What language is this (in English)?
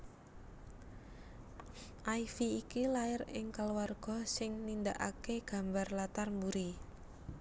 Javanese